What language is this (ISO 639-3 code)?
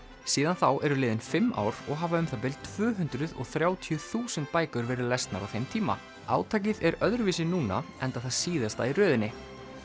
isl